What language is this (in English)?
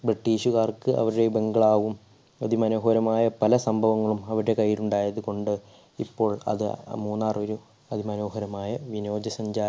Malayalam